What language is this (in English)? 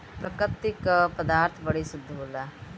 Bhojpuri